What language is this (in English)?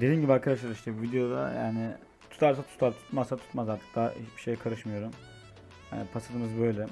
Turkish